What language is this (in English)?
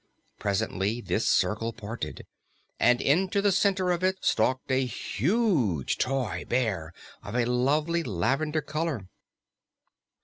English